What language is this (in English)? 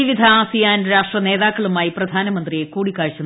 Malayalam